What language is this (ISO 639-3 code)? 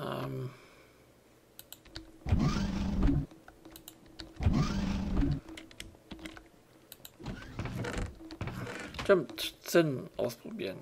deu